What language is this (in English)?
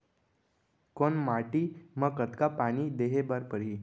Chhattisgarhi